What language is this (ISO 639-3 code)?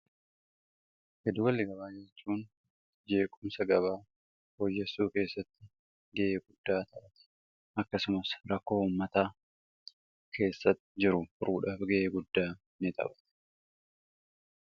orm